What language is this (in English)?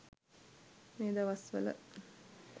Sinhala